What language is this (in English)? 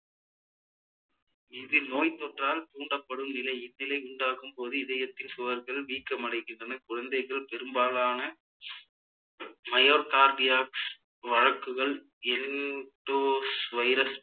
Tamil